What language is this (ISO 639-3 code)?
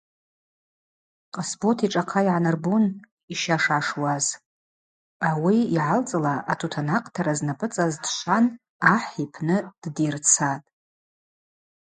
abq